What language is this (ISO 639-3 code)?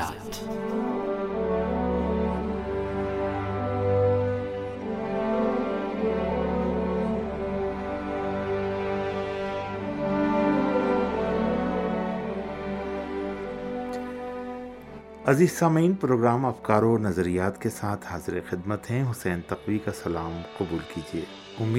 urd